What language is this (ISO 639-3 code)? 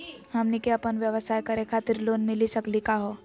mag